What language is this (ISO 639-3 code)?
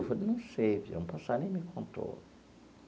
por